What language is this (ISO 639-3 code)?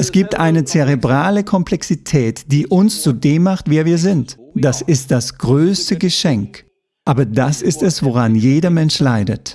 deu